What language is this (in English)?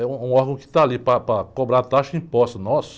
Portuguese